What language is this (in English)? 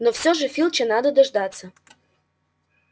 Russian